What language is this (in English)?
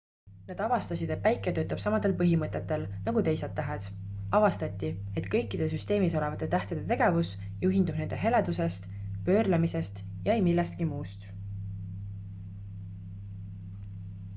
Estonian